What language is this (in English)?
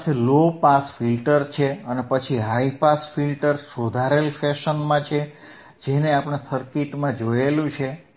Gujarati